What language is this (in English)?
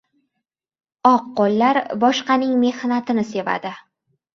Uzbek